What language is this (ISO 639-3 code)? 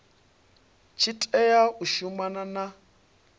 ven